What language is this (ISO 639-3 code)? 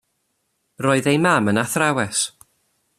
cym